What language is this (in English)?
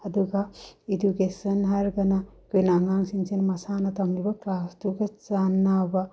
Manipuri